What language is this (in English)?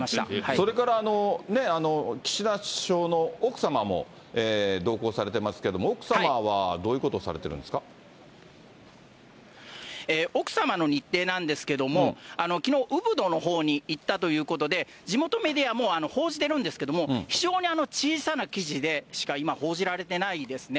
Japanese